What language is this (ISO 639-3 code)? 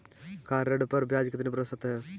hin